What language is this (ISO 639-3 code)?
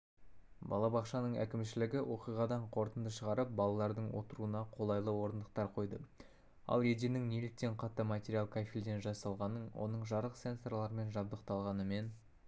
kaz